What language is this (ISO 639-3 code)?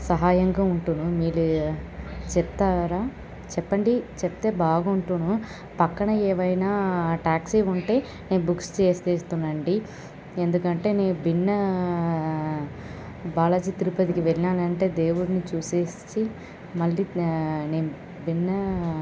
tel